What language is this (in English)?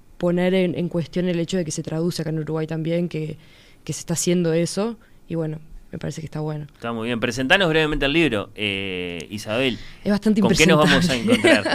Spanish